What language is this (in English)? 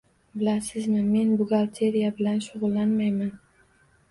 Uzbek